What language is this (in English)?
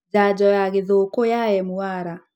Kikuyu